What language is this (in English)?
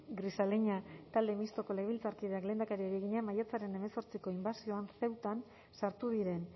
Basque